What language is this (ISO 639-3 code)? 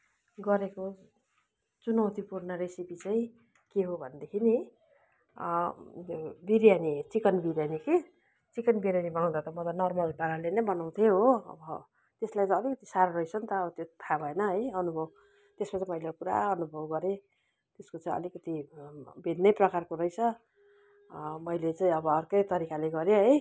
nep